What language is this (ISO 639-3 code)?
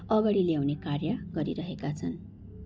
nep